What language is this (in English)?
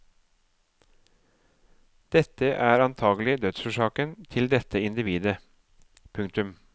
Norwegian